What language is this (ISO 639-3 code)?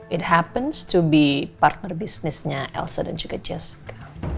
ind